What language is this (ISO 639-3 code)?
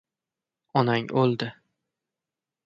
uzb